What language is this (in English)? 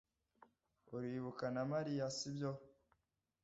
Kinyarwanda